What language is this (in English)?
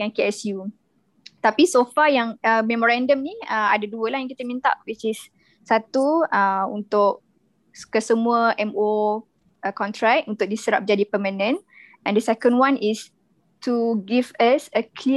Malay